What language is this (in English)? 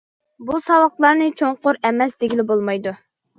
Uyghur